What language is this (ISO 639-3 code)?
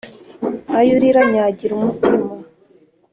kin